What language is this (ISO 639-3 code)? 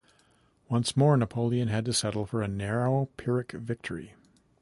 eng